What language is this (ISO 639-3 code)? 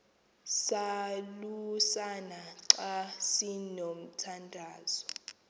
xho